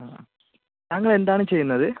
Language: Malayalam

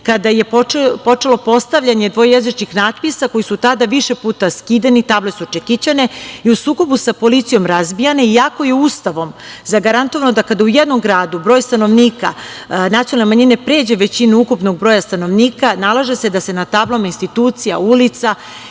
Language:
Serbian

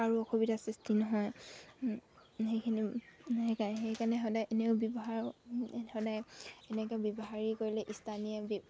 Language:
Assamese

